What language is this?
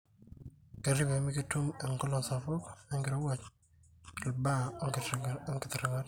Masai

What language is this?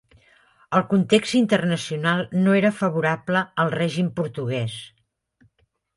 Catalan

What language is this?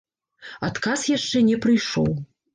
Belarusian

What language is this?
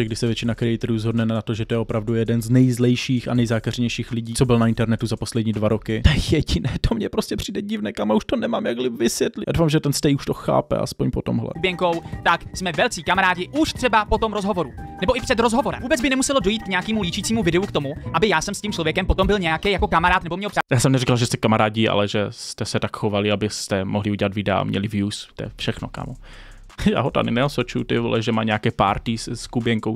Czech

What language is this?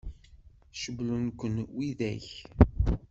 Kabyle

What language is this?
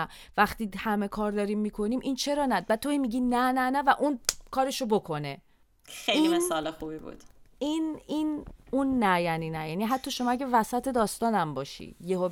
Persian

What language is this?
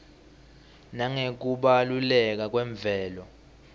Swati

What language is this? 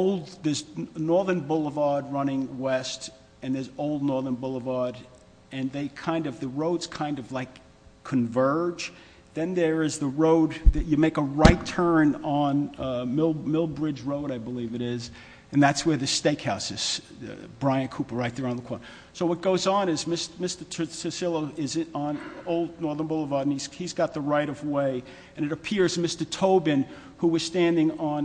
English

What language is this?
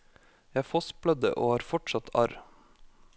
Norwegian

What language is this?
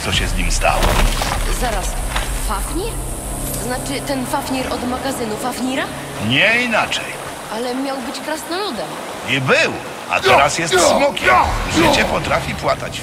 Polish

